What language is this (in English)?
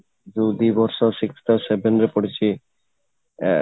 Odia